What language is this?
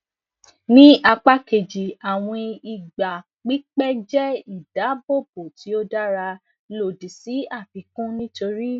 Yoruba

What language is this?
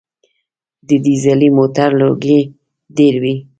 Pashto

